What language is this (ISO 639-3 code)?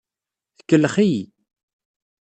kab